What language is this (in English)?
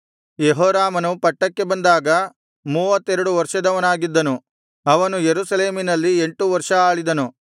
Kannada